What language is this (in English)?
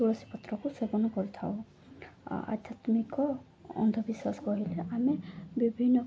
Odia